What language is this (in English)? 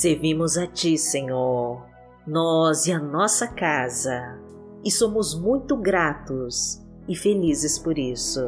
Portuguese